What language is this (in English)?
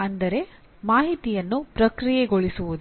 Kannada